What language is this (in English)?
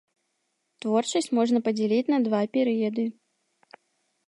Belarusian